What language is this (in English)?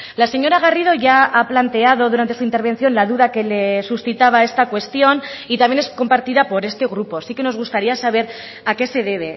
Spanish